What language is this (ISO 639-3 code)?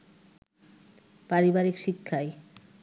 ben